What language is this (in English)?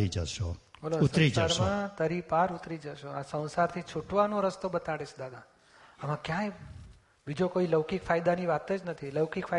Gujarati